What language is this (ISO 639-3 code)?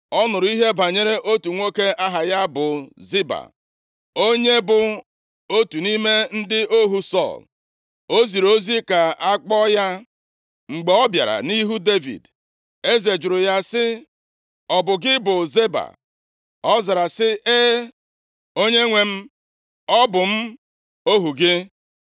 ibo